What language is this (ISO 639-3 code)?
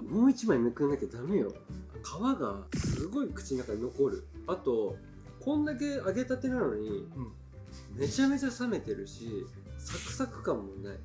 jpn